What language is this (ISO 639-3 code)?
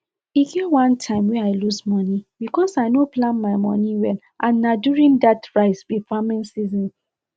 pcm